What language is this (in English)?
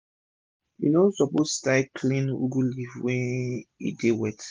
Nigerian Pidgin